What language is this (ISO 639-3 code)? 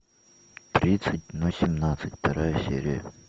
rus